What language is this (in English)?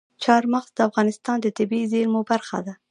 Pashto